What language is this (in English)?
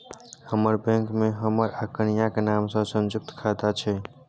Maithili